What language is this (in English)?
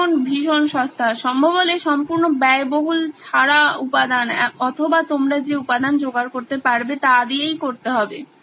Bangla